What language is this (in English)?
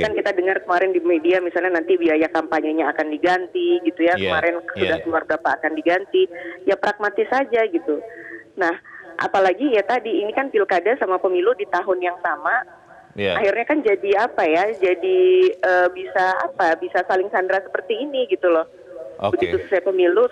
Indonesian